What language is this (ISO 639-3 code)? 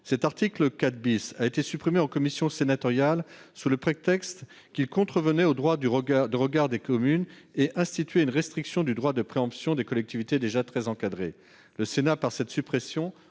fra